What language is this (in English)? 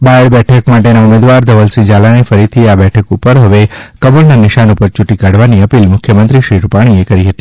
Gujarati